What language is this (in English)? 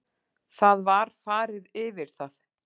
Icelandic